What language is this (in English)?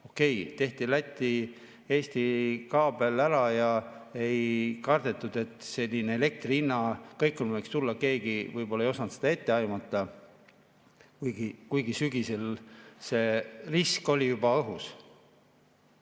Estonian